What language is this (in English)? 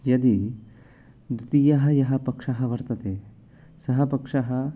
Sanskrit